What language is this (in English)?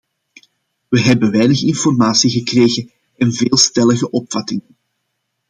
Dutch